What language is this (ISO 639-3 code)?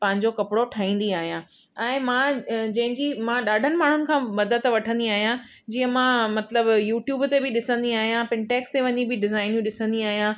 snd